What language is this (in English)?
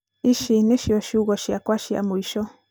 Kikuyu